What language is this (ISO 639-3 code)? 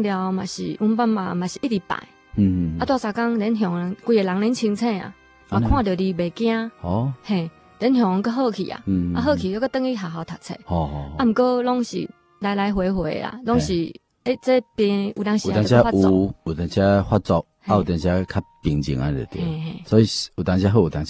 zho